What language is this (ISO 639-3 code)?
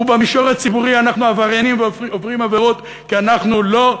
heb